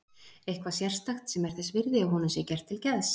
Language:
Icelandic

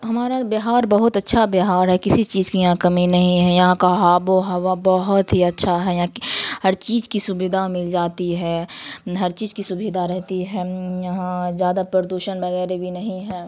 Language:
Urdu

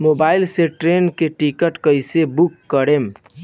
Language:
Bhojpuri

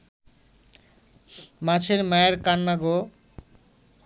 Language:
Bangla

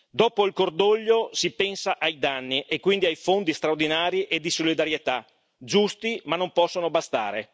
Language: Italian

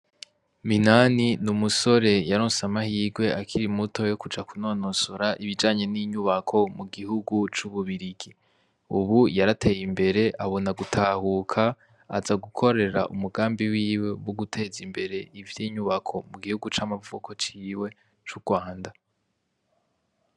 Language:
Rundi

